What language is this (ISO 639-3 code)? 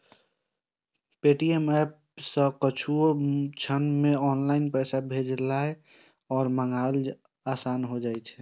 mai